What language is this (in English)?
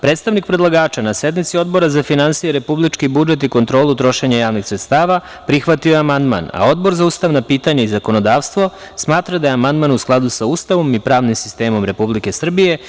Serbian